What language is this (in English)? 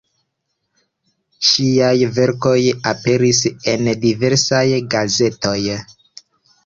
Esperanto